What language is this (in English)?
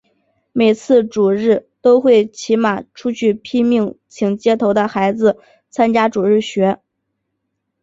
Chinese